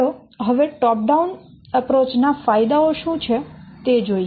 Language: Gujarati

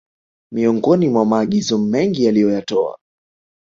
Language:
Swahili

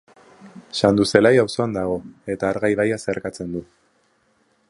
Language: Basque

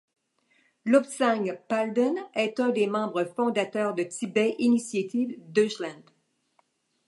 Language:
French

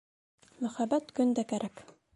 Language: Bashkir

